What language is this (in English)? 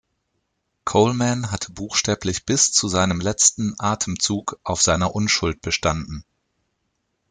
German